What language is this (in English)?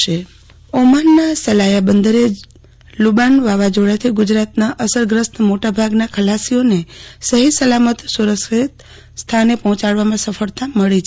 Gujarati